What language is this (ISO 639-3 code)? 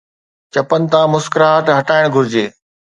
snd